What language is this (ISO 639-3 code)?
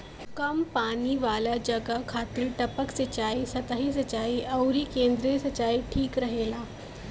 bho